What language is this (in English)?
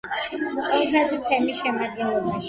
Georgian